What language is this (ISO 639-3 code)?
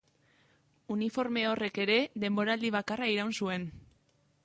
eus